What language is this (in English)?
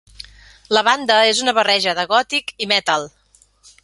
Catalan